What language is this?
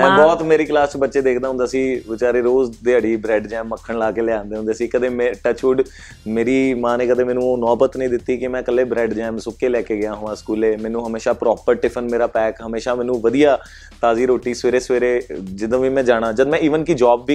Punjabi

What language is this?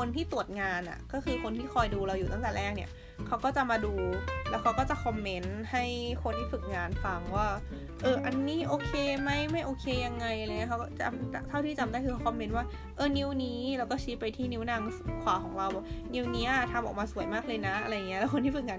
Thai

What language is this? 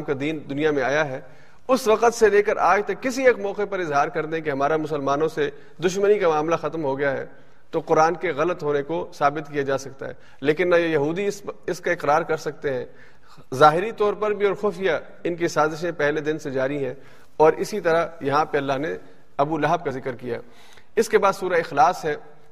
Urdu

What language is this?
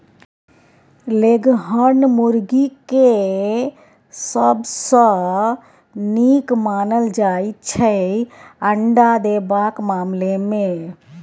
Maithili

